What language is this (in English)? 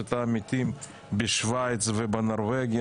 Hebrew